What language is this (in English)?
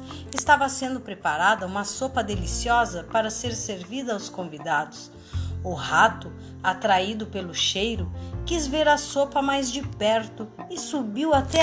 Portuguese